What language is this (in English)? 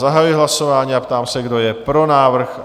Czech